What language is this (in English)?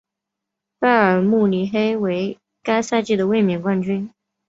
Chinese